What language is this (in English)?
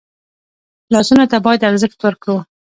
Pashto